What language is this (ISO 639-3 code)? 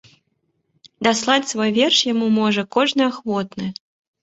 bel